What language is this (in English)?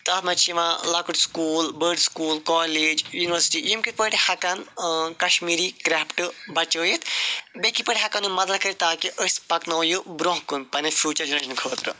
Kashmiri